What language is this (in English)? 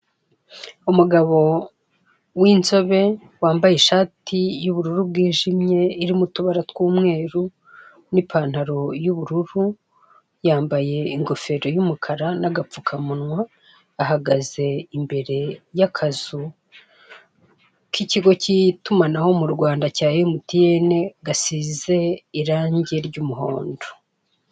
Kinyarwanda